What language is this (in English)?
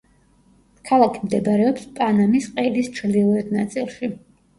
Georgian